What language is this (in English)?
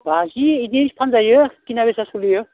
Bodo